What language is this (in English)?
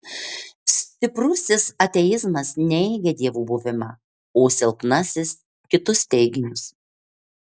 Lithuanian